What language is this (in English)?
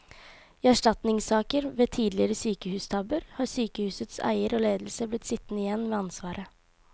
Norwegian